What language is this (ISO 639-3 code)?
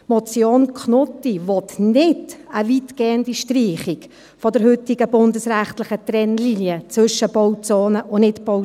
gsw